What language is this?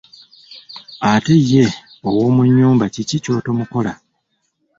Ganda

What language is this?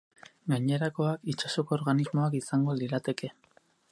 Basque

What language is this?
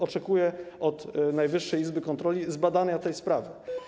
Polish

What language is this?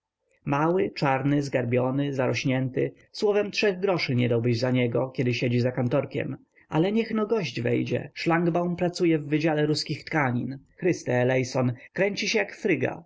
Polish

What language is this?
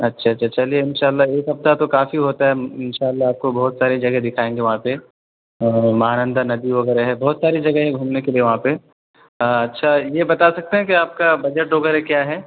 Urdu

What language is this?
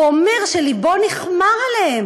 Hebrew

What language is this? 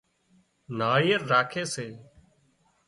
Wadiyara Koli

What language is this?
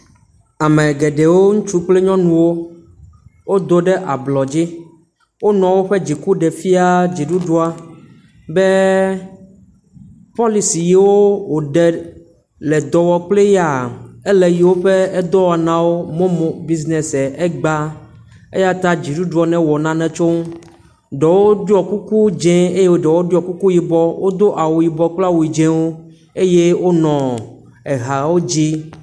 Ewe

